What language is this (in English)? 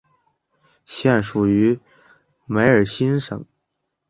Chinese